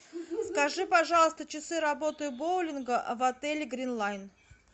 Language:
Russian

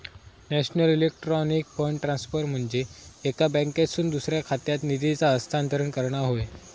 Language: Marathi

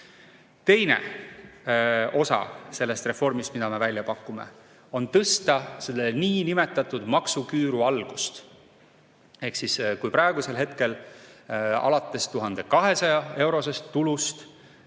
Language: Estonian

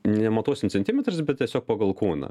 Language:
Lithuanian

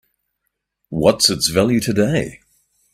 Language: English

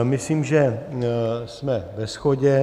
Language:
Czech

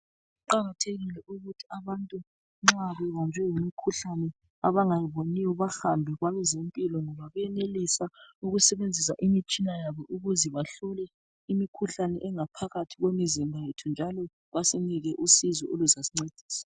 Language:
North Ndebele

